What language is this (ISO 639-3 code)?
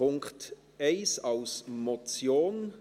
gsw